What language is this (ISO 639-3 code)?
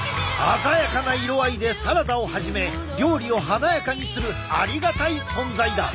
jpn